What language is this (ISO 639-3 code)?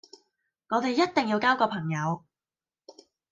yue